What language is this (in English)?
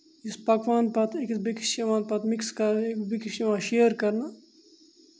Kashmiri